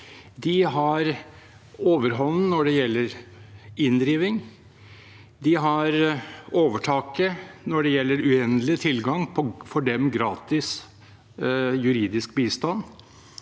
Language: Norwegian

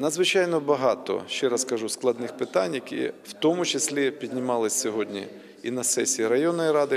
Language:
Ukrainian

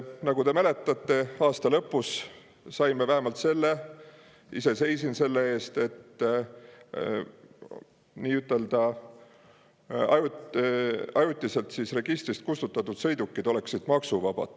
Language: Estonian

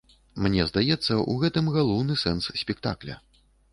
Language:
Belarusian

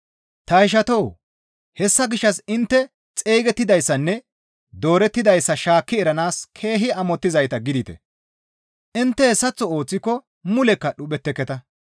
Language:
Gamo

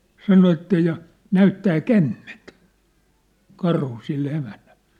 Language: Finnish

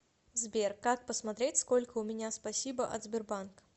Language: Russian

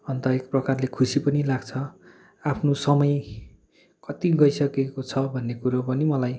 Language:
Nepali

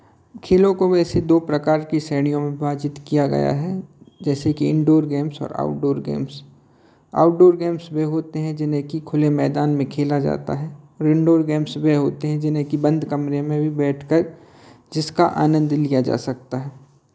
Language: Hindi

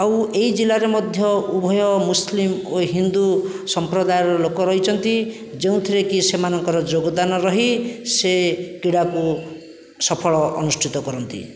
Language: Odia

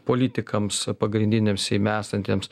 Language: Lithuanian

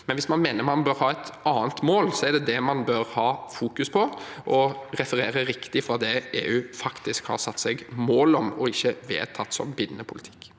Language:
Norwegian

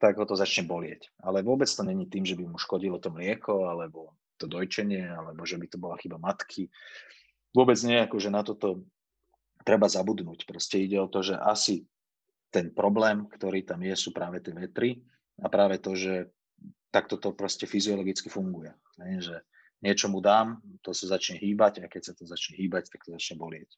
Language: Slovak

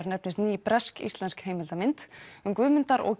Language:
Icelandic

